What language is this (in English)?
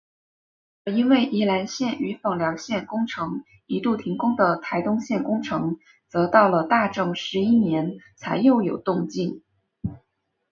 Chinese